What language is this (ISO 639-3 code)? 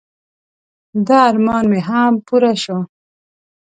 pus